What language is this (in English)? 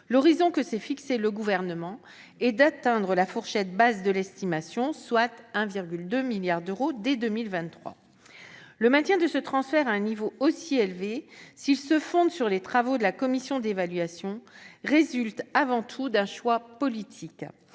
French